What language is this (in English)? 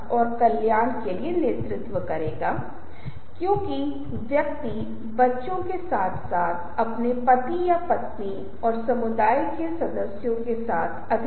Hindi